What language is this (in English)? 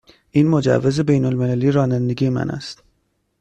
Persian